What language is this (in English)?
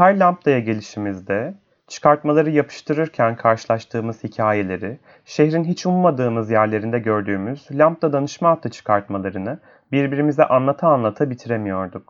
Turkish